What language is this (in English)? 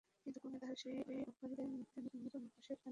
Bangla